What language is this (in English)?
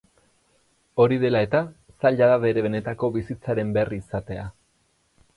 Basque